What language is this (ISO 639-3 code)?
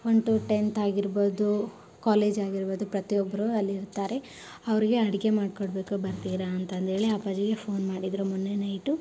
kan